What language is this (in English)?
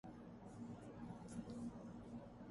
Urdu